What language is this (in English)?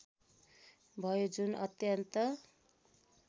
Nepali